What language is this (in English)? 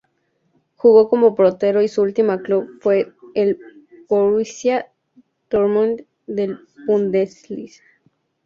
Spanish